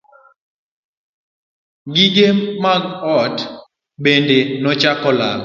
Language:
Luo (Kenya and Tanzania)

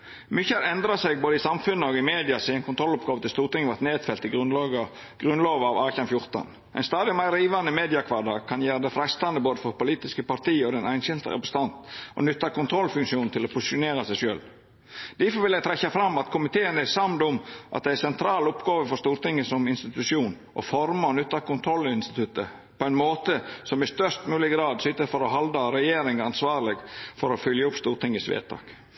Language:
Norwegian Nynorsk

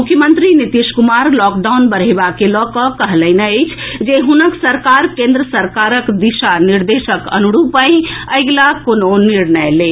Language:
Maithili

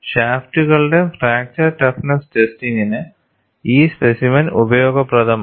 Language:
Malayalam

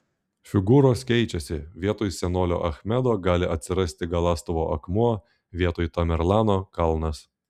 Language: Lithuanian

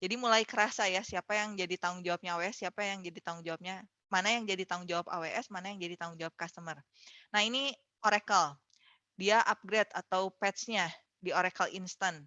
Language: Indonesian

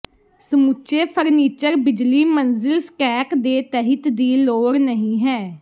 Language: Punjabi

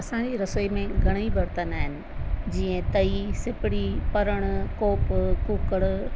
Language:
Sindhi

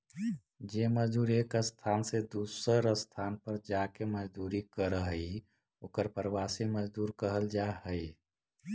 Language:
Magahi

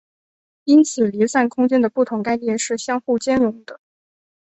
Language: Chinese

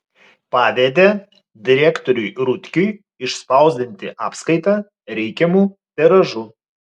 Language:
Lithuanian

